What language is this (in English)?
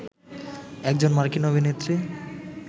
Bangla